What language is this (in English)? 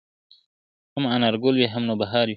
Pashto